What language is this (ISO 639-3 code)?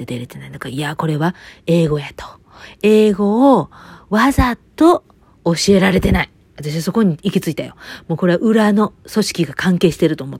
jpn